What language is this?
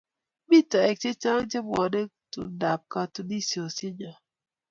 Kalenjin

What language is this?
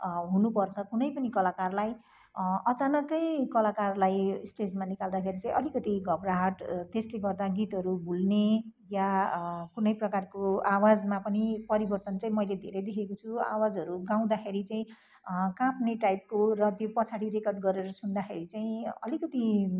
Nepali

